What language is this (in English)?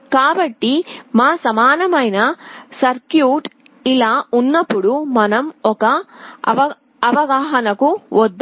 Telugu